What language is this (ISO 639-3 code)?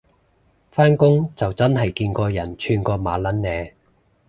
yue